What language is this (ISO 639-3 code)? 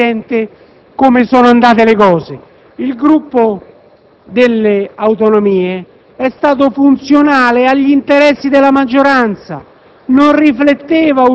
ita